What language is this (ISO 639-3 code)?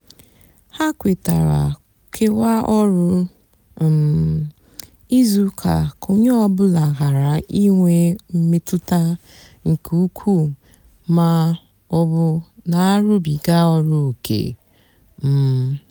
ibo